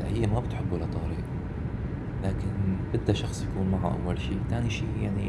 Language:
Arabic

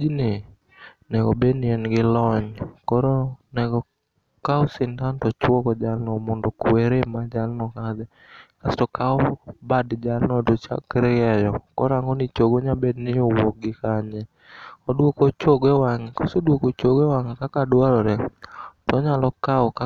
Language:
Luo (Kenya and Tanzania)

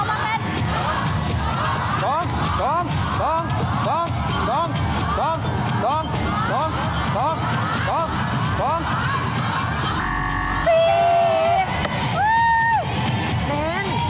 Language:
Thai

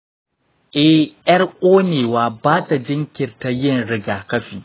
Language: Hausa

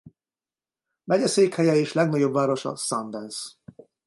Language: Hungarian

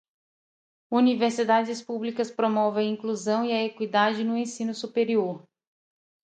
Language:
Portuguese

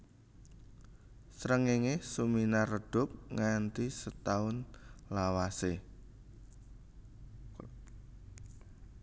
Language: Javanese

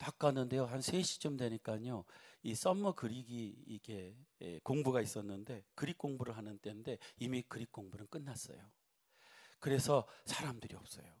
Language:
Korean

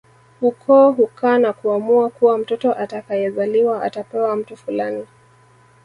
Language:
Swahili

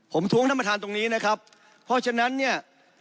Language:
Thai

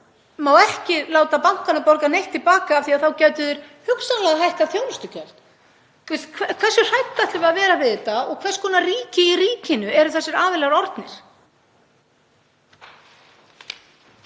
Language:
Icelandic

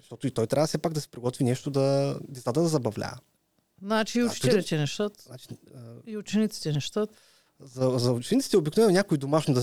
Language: Bulgarian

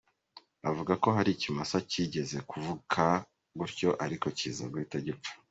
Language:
Kinyarwanda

